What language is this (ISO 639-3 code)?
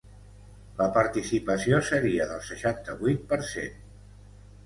cat